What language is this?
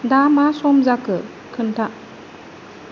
Bodo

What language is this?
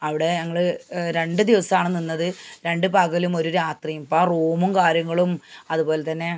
Malayalam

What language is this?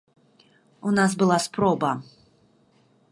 Belarusian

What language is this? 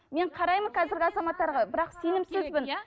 Kazakh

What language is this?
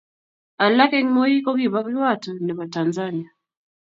Kalenjin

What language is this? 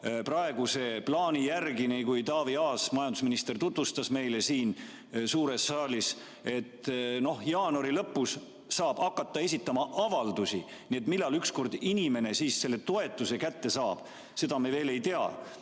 Estonian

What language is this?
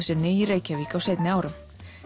Icelandic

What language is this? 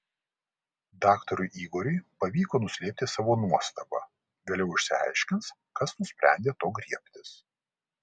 Lithuanian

